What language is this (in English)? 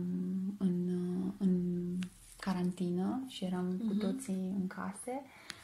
Romanian